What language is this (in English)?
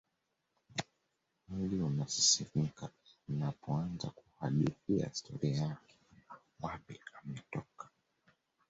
Swahili